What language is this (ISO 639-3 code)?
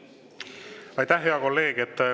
est